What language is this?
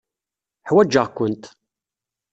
Kabyle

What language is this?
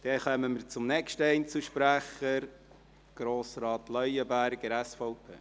Swiss German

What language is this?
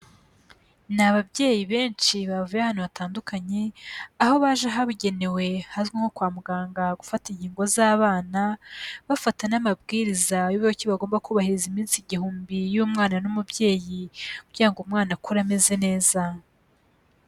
Kinyarwanda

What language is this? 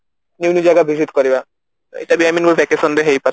Odia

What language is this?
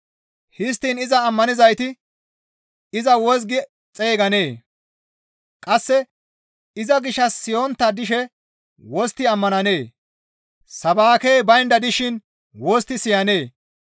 Gamo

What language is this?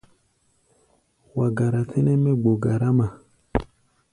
Gbaya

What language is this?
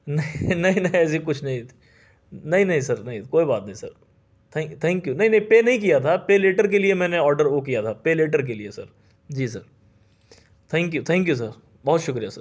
Urdu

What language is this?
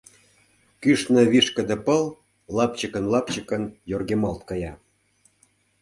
Mari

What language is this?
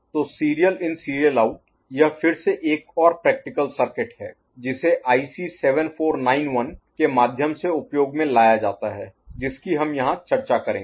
Hindi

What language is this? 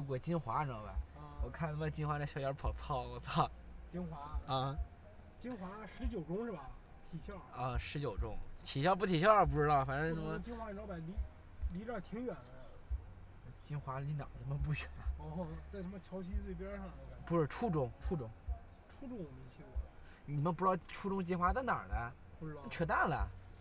Chinese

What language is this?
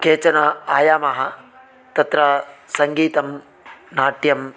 Sanskrit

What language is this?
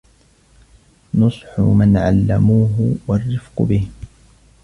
Arabic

